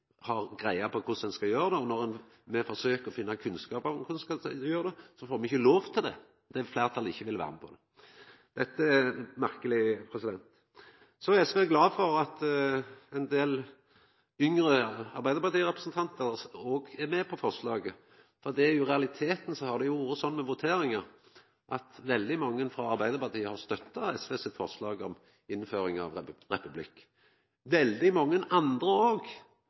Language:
Norwegian Nynorsk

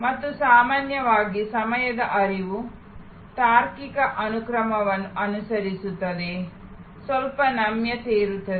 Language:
Kannada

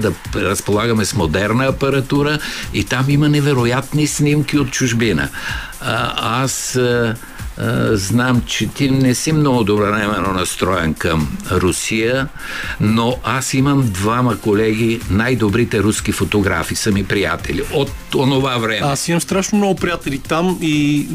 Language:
Bulgarian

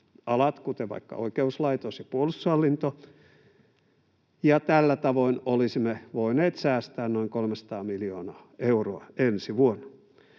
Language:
Finnish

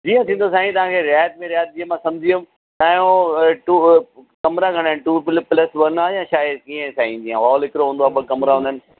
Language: Sindhi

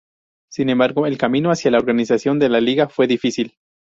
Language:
Spanish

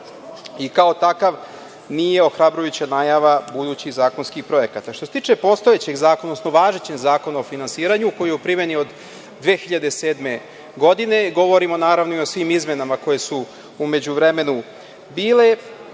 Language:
Serbian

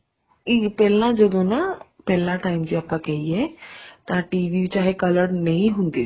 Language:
Punjabi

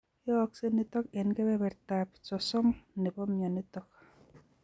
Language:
Kalenjin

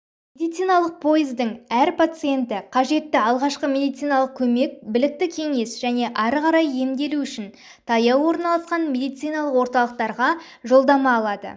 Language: Kazakh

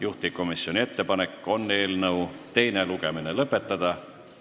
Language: Estonian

